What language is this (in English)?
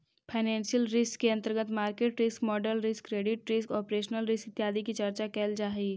Magahi